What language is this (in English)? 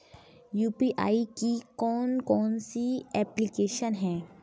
Hindi